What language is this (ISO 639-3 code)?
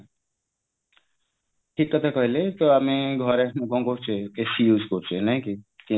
ori